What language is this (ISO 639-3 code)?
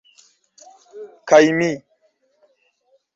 epo